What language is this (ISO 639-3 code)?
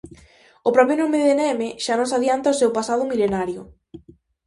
glg